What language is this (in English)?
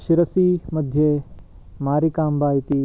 Sanskrit